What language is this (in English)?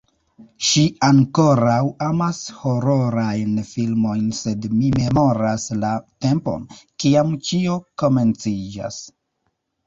Esperanto